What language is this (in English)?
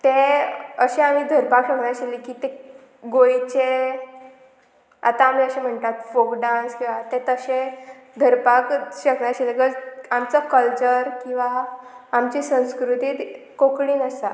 Konkani